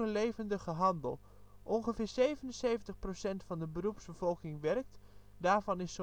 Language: Dutch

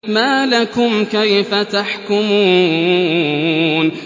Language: Arabic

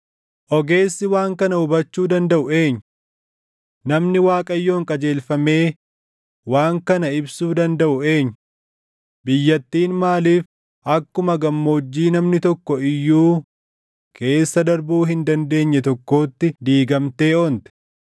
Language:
Oromo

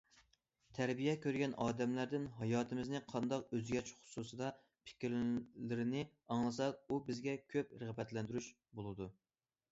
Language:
Uyghur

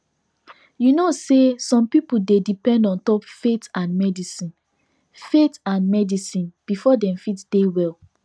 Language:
Nigerian Pidgin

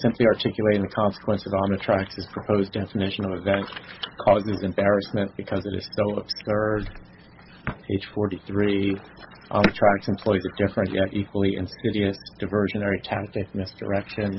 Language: English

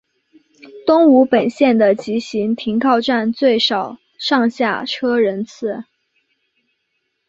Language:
Chinese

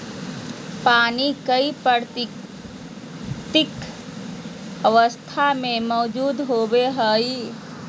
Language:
Magahi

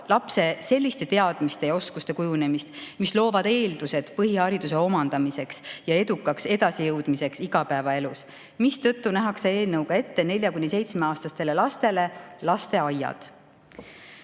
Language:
Estonian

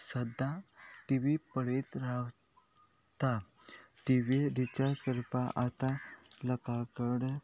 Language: Konkani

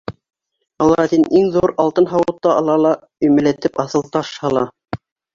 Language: Bashkir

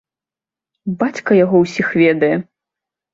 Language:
Belarusian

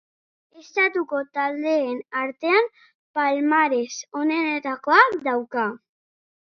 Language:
Basque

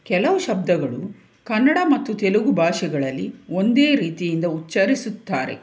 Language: Kannada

